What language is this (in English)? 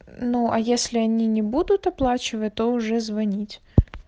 Russian